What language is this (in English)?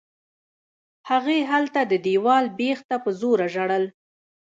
Pashto